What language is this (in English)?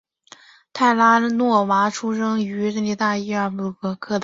Chinese